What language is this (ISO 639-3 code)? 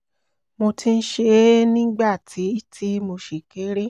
yor